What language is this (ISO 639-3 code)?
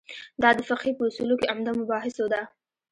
pus